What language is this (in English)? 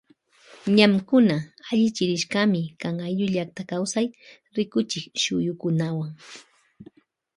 Loja Highland Quichua